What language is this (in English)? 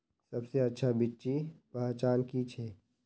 Magahi